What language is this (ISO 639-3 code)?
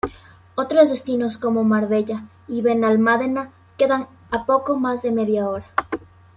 spa